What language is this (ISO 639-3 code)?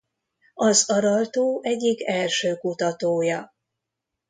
hun